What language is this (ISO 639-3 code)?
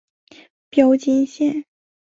zho